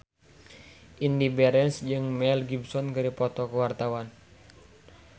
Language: Sundanese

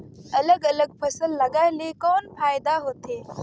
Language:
Chhattisgarhi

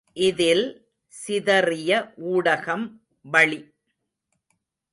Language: Tamil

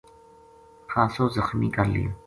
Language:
Gujari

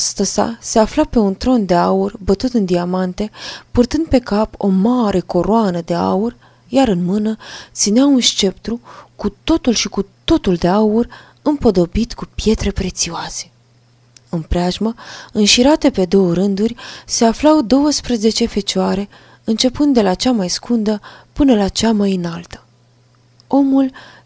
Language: Romanian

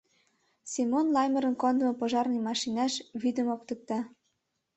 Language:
Mari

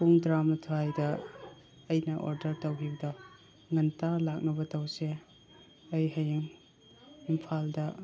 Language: Manipuri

